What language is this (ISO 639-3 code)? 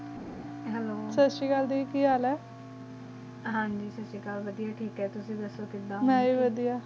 pan